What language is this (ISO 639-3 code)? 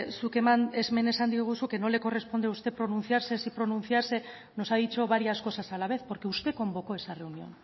spa